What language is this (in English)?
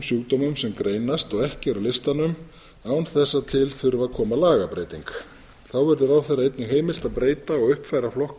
Icelandic